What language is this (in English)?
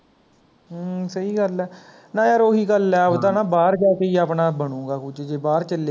Punjabi